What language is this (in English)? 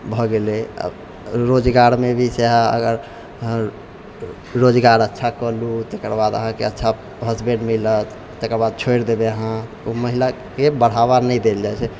Maithili